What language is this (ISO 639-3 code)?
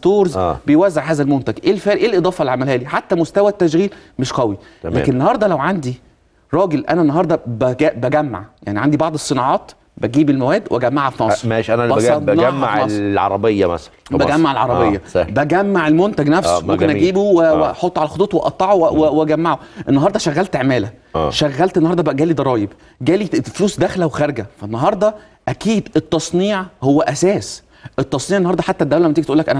ara